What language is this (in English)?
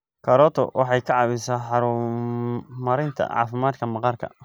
Somali